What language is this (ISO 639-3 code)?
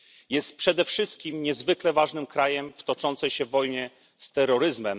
pol